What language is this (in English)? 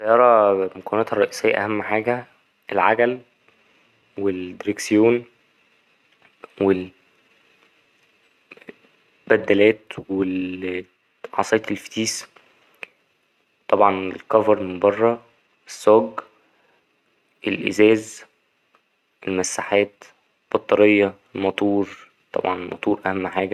Egyptian Arabic